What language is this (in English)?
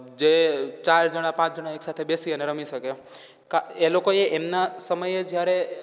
Gujarati